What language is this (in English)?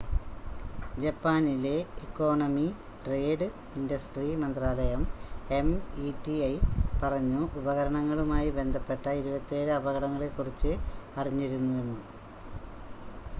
Malayalam